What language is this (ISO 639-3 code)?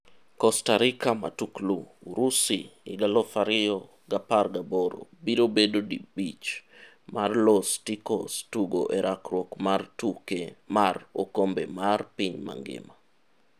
luo